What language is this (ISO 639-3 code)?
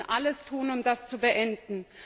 deu